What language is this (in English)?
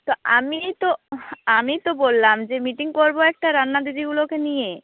Bangla